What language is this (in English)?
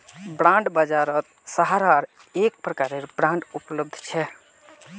Magahi